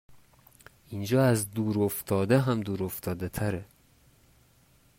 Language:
Persian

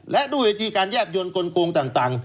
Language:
Thai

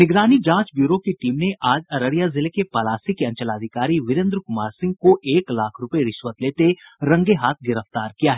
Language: Hindi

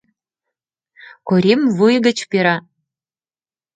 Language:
Mari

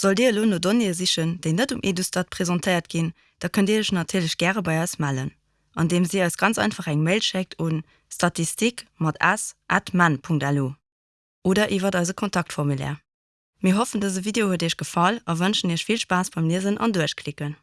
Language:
German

